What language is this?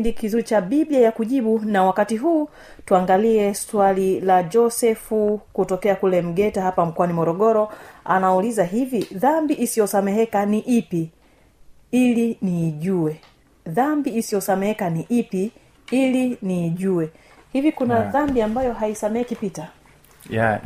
Swahili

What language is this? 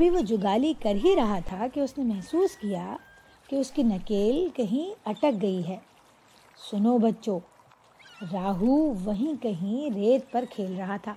Urdu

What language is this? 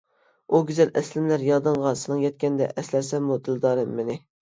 Uyghur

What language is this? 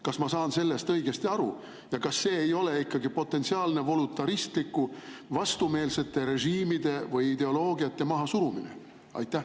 Estonian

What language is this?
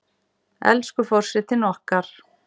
Icelandic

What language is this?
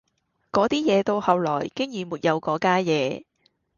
Cantonese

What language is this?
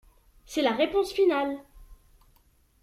French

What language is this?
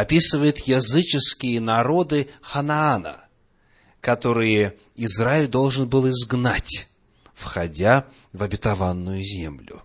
Russian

